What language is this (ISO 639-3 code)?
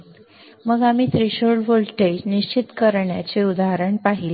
mar